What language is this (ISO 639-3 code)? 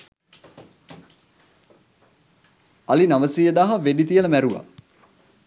sin